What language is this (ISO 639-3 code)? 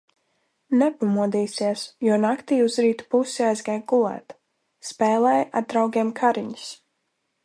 lav